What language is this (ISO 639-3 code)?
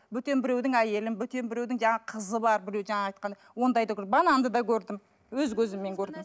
kaz